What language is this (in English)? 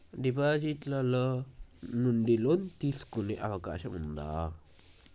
Telugu